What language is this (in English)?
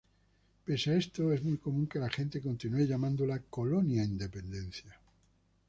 Spanish